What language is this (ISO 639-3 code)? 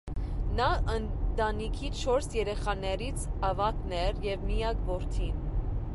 hye